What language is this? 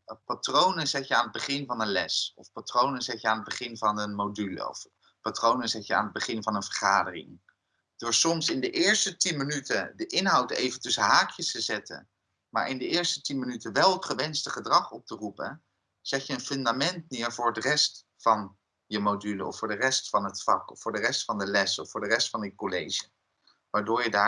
Dutch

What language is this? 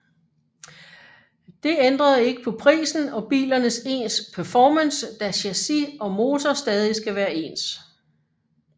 Danish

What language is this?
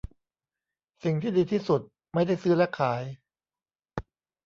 Thai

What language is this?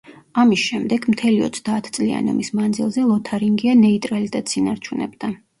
Georgian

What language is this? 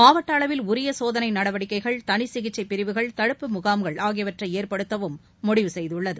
Tamil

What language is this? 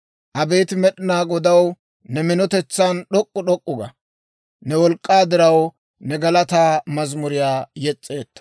Dawro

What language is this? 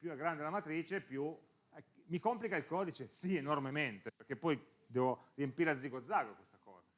Italian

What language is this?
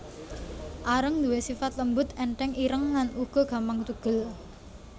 Javanese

